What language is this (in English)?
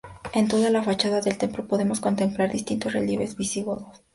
Spanish